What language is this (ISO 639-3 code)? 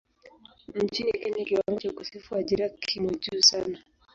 swa